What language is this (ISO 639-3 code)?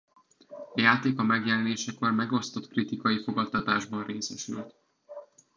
hun